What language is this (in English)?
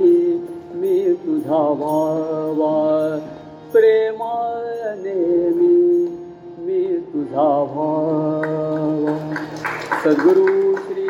Marathi